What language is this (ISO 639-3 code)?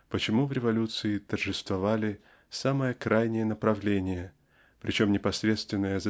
rus